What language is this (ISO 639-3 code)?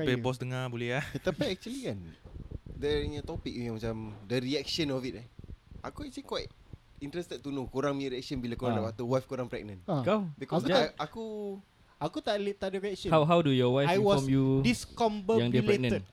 msa